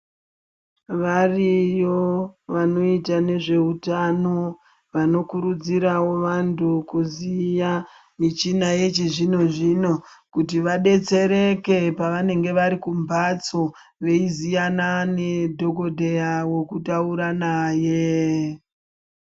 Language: Ndau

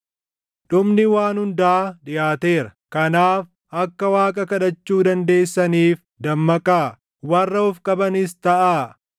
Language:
Oromo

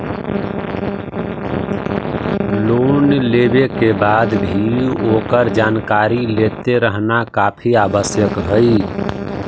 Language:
Magahi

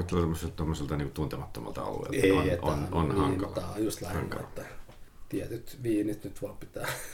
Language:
Finnish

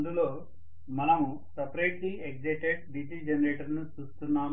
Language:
Telugu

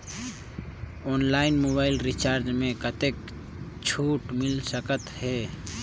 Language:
Chhattisgarhi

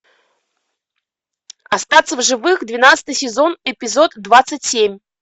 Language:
Russian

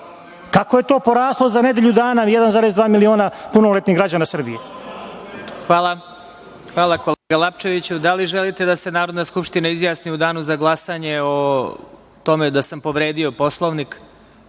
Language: Serbian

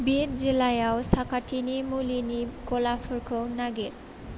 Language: Bodo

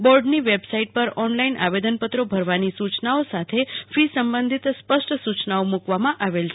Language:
Gujarati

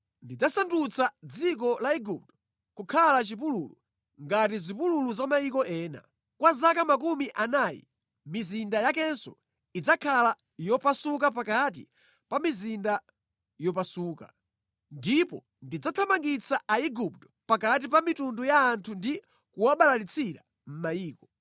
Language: Nyanja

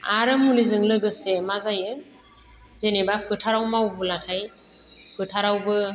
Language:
Bodo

